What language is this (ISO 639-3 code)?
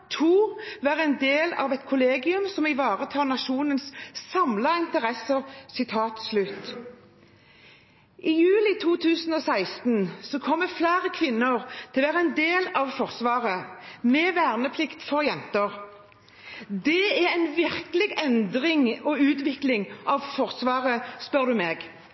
nob